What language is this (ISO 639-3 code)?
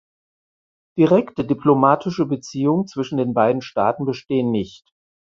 deu